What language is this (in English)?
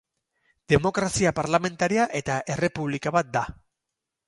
Basque